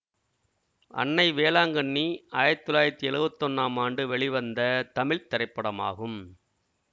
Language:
Tamil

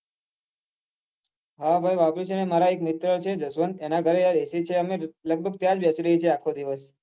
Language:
Gujarati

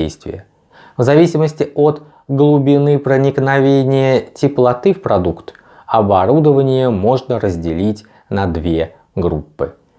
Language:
Russian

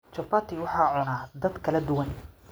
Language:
Somali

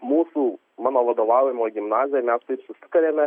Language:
Lithuanian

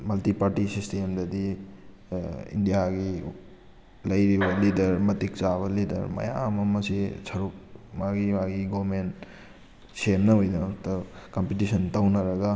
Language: Manipuri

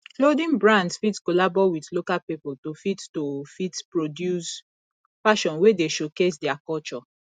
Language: Nigerian Pidgin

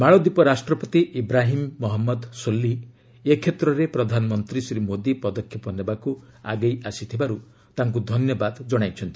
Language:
Odia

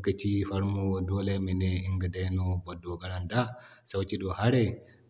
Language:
Zarma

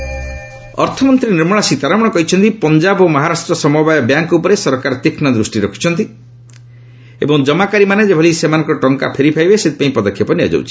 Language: Odia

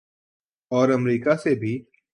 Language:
Urdu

